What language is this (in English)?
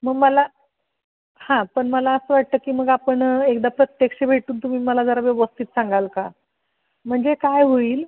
Marathi